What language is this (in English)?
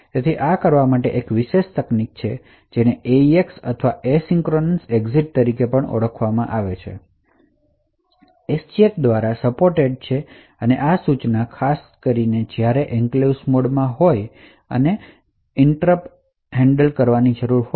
Gujarati